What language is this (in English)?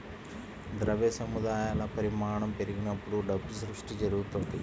Telugu